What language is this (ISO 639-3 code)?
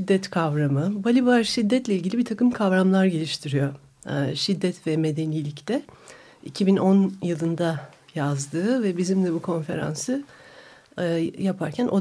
tur